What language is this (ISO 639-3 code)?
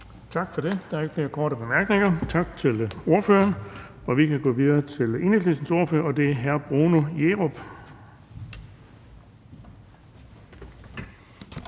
dan